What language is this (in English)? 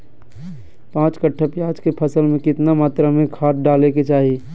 Magahi